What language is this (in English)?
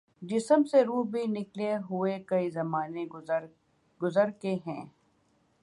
Urdu